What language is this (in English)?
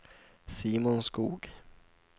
Swedish